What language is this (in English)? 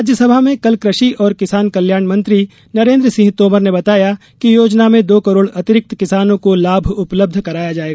Hindi